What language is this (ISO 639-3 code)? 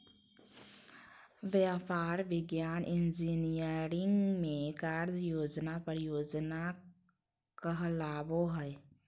mag